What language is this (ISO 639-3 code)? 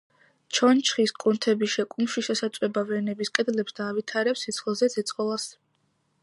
kat